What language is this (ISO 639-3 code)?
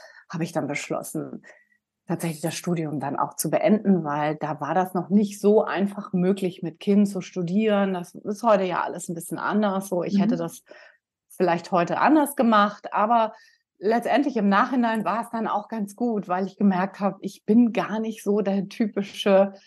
deu